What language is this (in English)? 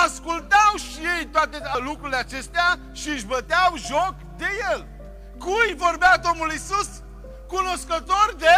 Romanian